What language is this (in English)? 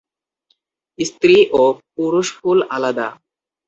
Bangla